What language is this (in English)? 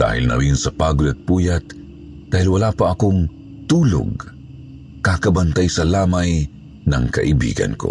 Filipino